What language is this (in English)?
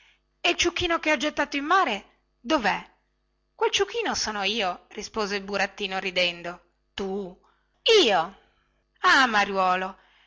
Italian